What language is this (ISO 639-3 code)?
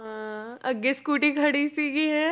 pan